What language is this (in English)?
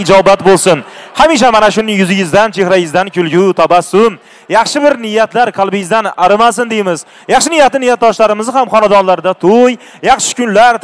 Turkish